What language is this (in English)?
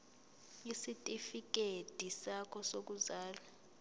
Zulu